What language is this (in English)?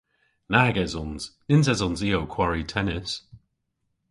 Cornish